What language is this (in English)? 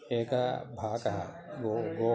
Sanskrit